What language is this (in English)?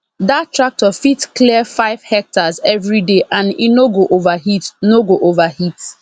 Nigerian Pidgin